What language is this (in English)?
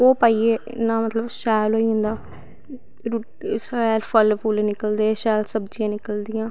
Dogri